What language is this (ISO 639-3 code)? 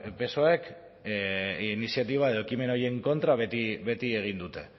eus